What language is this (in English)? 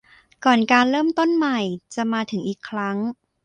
Thai